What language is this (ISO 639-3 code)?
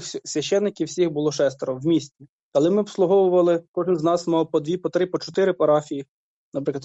ukr